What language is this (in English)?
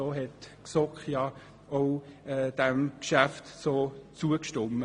Swiss German